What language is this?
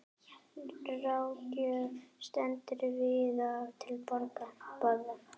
Icelandic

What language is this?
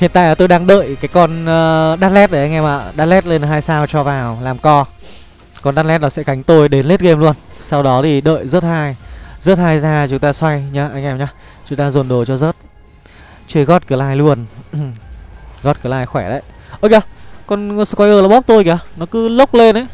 Vietnamese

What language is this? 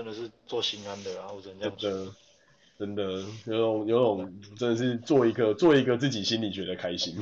Chinese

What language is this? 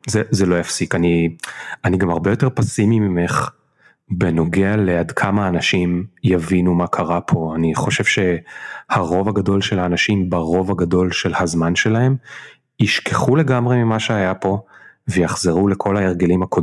Hebrew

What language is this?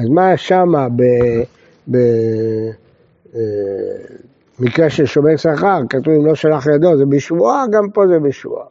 Hebrew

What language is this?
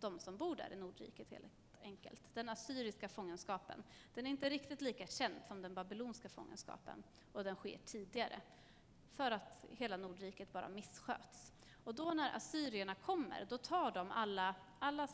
Swedish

